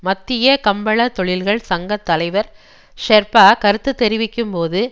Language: Tamil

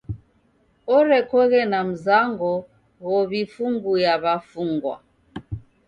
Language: Taita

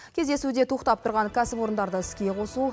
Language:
Kazakh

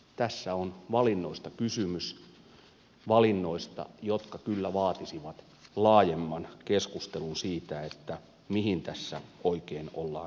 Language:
Finnish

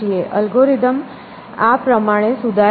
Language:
Gujarati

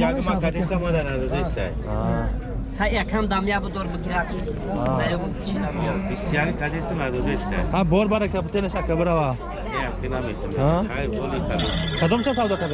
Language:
Turkish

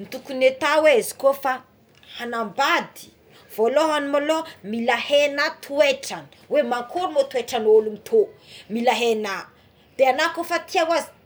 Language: Tsimihety Malagasy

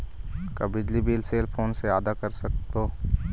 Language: Chhattisgarhi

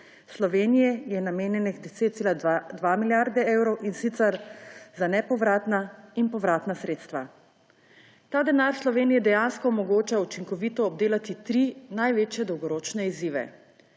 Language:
Slovenian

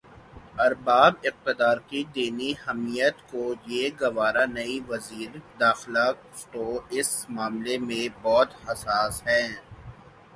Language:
Urdu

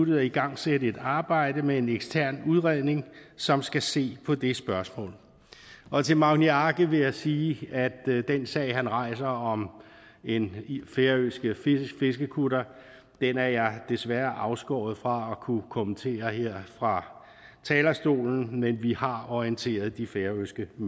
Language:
Danish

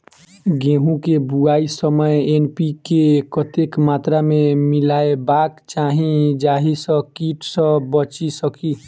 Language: Maithili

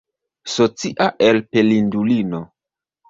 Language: Esperanto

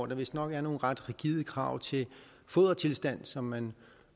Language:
Danish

